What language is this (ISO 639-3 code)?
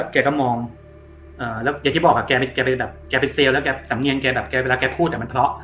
tha